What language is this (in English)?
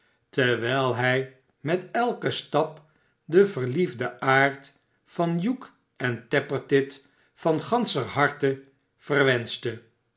Dutch